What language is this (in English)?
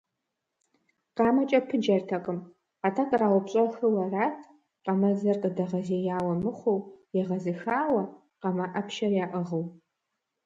Kabardian